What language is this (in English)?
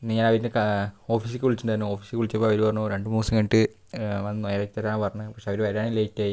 Malayalam